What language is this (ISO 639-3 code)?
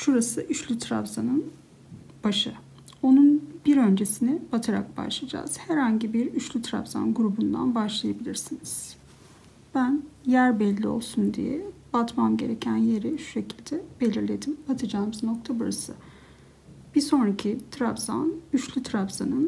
tur